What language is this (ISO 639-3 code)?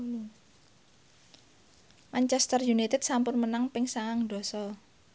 jav